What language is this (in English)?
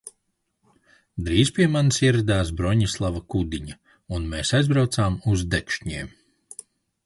Latvian